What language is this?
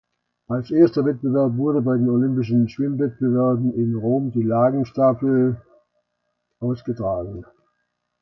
German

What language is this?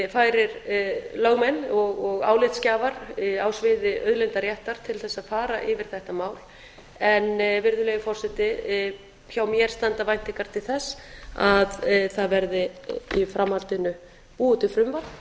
Icelandic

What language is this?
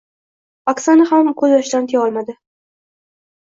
Uzbek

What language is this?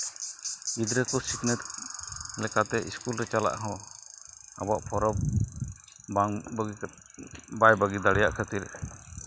Santali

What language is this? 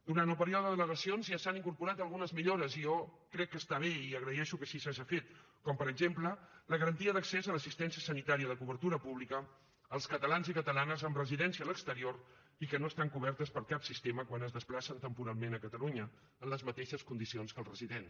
Catalan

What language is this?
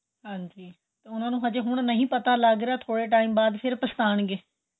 Punjabi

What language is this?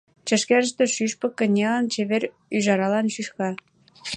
Mari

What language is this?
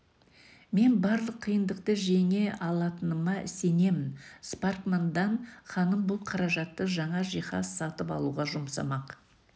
Kazakh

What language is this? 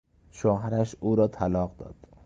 Persian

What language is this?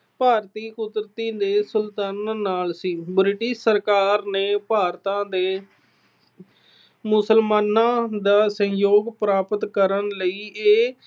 Punjabi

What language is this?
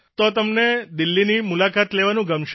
Gujarati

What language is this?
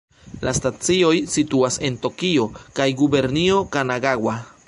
Esperanto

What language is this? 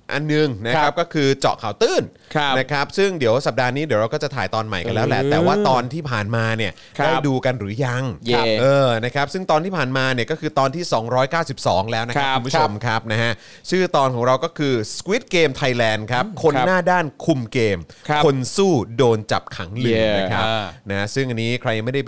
Thai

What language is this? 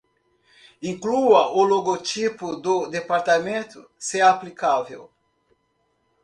Portuguese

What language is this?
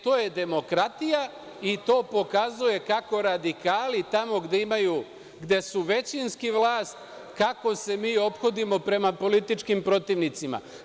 Serbian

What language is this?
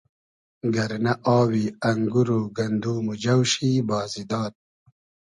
Hazaragi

